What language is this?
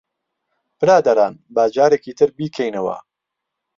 Central Kurdish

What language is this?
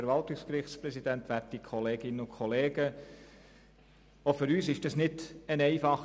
Swiss German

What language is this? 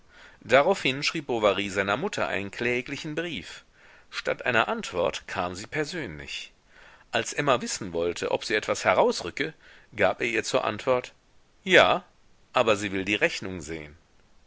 German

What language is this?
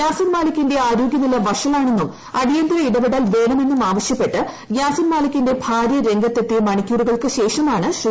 Malayalam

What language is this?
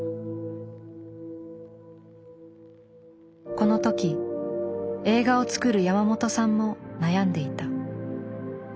Japanese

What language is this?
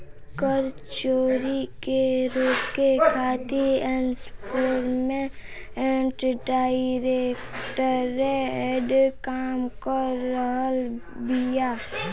Bhojpuri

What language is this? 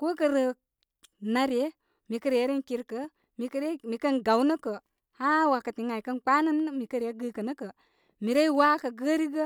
Koma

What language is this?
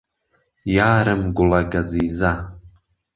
Central Kurdish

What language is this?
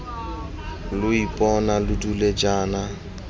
Tswana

